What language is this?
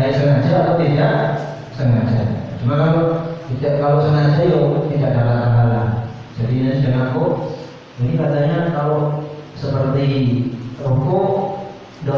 Indonesian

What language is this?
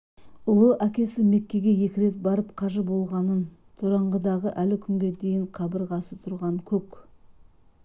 Kazakh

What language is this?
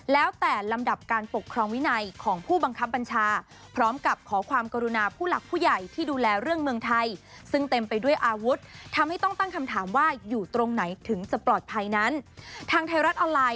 Thai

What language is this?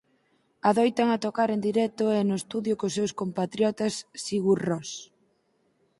Galician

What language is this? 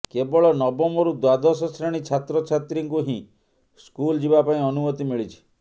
Odia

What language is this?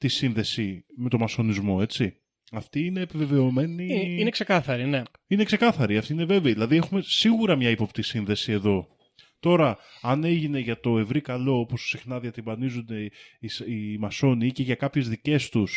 Greek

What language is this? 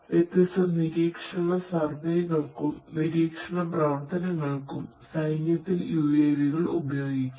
Malayalam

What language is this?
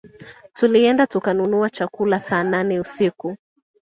Swahili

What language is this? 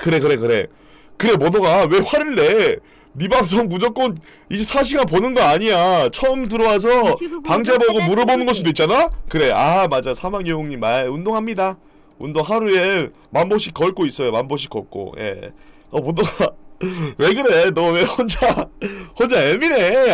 Korean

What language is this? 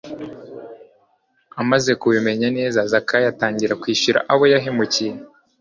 Kinyarwanda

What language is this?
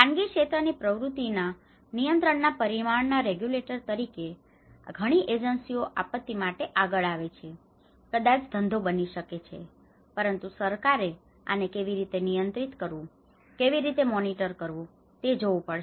Gujarati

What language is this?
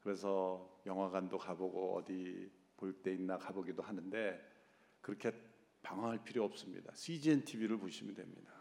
Korean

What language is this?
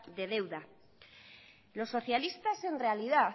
Spanish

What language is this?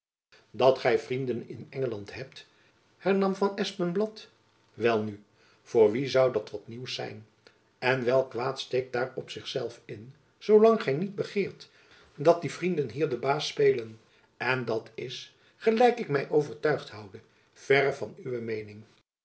Dutch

